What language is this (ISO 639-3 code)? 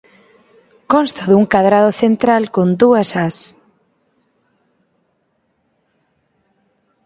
glg